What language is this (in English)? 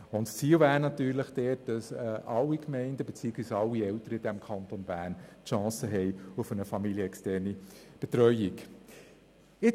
Swiss German